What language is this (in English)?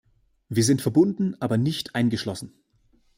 German